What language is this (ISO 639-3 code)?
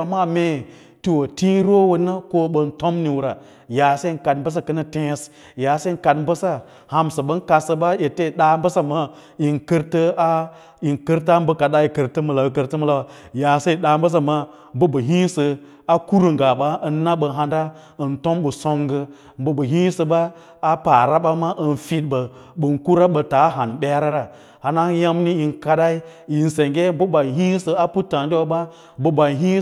lla